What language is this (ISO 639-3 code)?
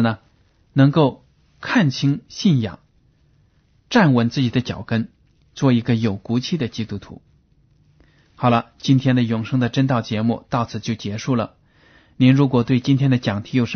zho